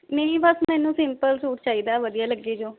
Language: Punjabi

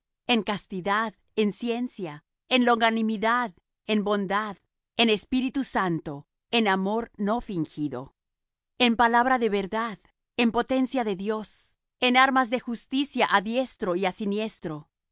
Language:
Spanish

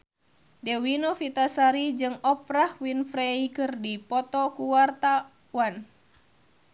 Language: Sundanese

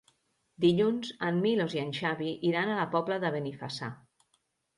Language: Catalan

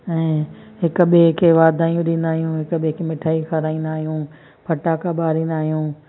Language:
Sindhi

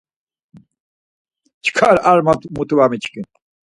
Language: Laz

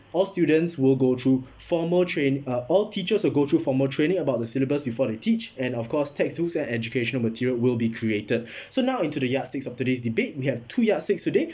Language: English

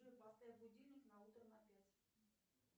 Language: Russian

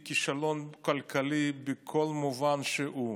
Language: Hebrew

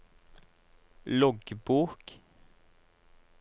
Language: Norwegian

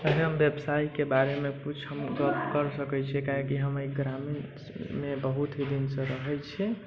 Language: Maithili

